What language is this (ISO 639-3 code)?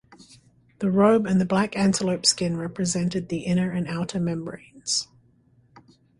eng